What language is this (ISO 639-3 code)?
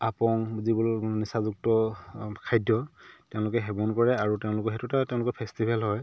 asm